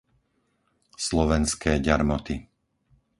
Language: Slovak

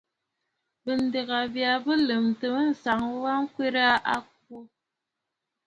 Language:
Bafut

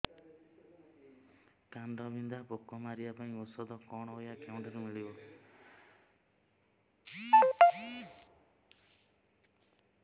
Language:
Odia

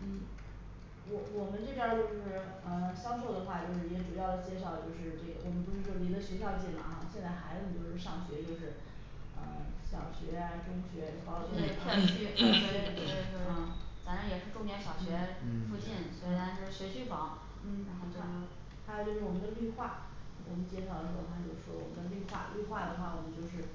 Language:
Chinese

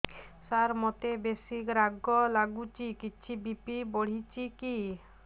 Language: Odia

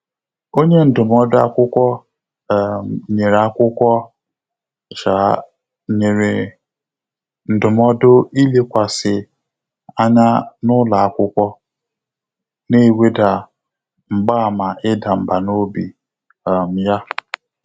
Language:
Igbo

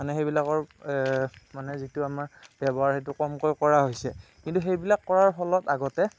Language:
Assamese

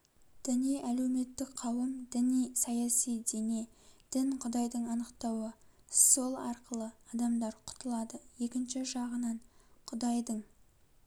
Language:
Kazakh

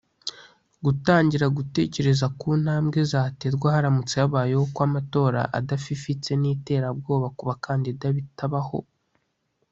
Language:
Kinyarwanda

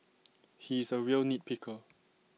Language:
English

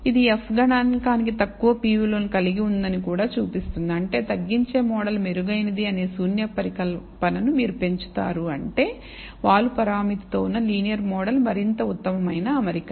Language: Telugu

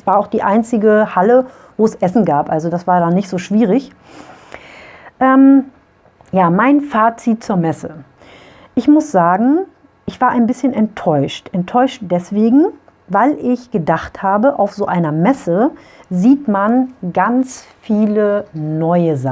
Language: German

